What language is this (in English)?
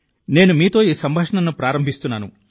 Telugu